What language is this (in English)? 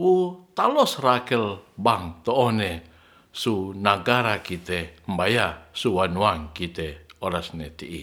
Ratahan